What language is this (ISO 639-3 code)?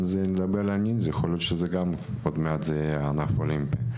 heb